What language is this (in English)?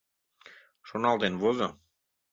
Mari